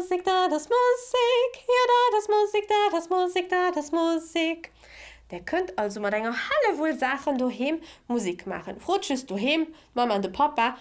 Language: German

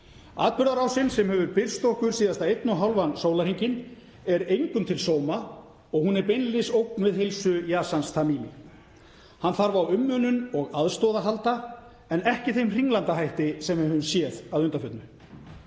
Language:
Icelandic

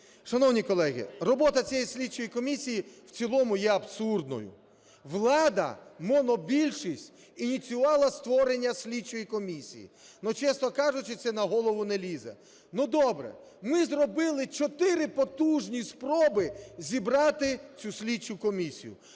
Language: Ukrainian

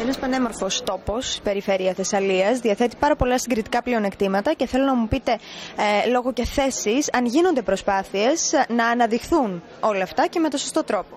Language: Greek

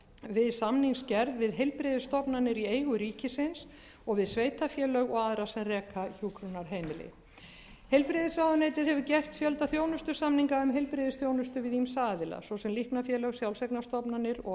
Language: Icelandic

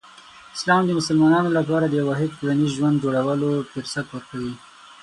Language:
Pashto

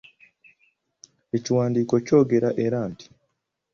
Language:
Ganda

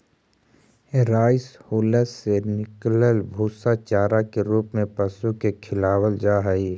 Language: Magahi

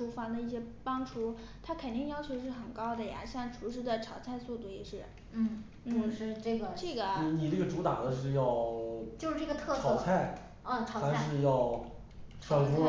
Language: Chinese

